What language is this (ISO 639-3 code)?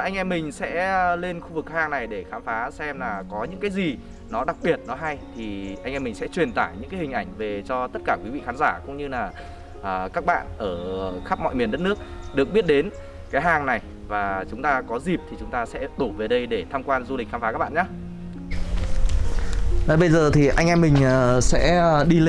vie